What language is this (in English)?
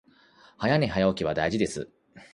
Japanese